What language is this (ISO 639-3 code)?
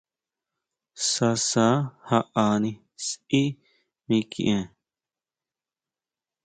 mau